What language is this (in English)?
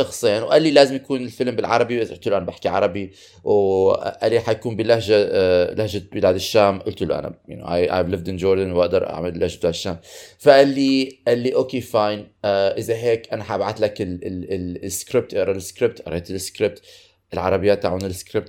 Arabic